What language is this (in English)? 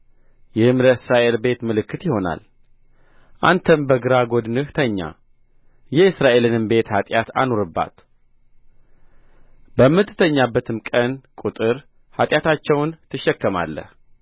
Amharic